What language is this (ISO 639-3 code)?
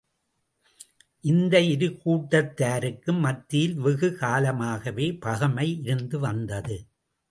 tam